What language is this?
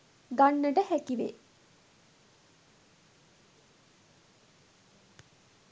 Sinhala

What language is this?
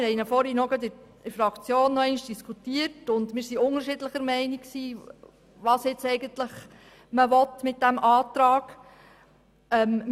Swiss German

